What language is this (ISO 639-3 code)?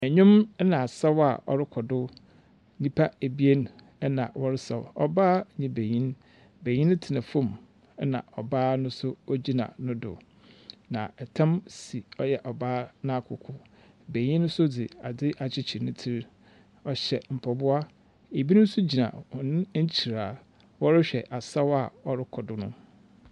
aka